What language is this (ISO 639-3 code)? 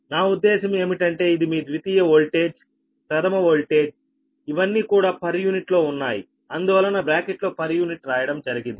tel